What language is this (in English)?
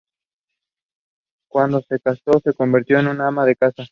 Spanish